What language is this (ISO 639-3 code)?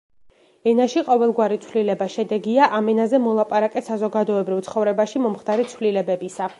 kat